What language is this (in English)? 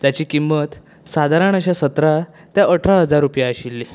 Konkani